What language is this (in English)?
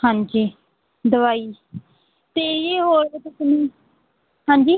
Punjabi